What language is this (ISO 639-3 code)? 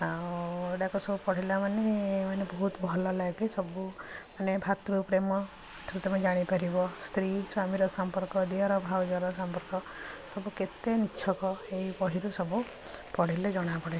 ori